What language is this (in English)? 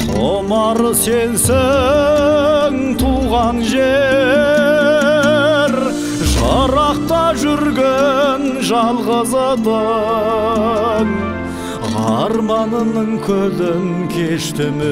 Turkish